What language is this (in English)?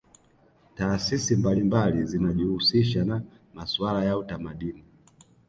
Swahili